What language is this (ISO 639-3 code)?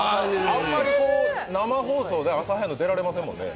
jpn